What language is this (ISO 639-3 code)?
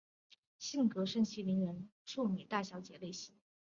zho